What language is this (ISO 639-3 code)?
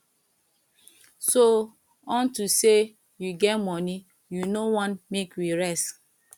pcm